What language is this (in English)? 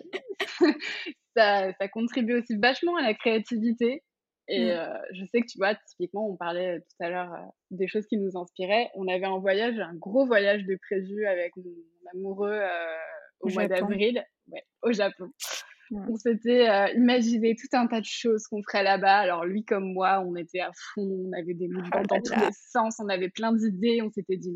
French